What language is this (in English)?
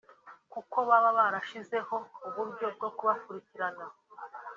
Kinyarwanda